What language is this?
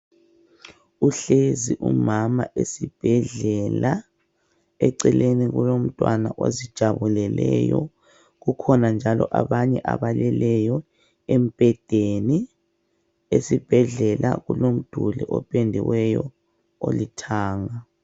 North Ndebele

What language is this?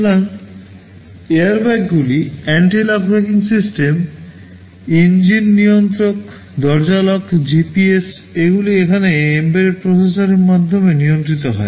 Bangla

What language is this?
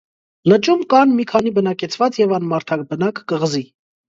Armenian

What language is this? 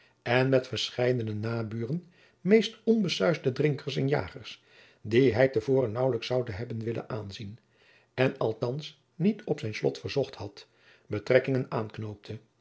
Dutch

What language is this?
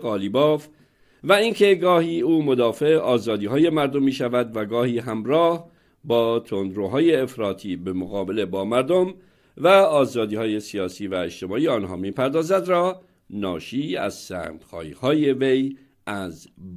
Persian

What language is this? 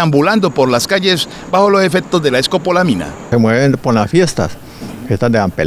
Spanish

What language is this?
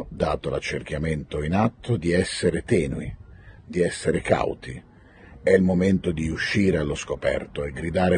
Italian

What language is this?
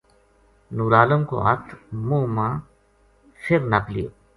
Gujari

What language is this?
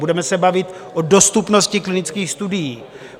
Czech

